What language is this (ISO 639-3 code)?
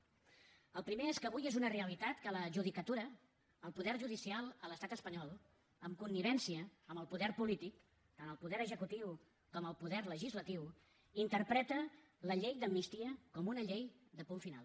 cat